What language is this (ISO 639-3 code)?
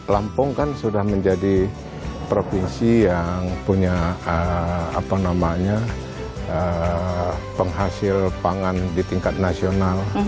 ind